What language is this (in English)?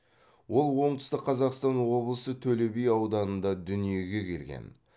Kazakh